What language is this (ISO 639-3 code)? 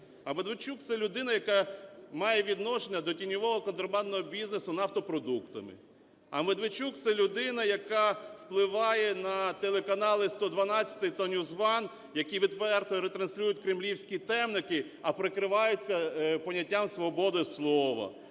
ukr